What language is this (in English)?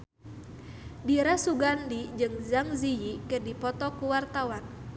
Sundanese